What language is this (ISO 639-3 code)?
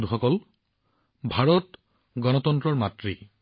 asm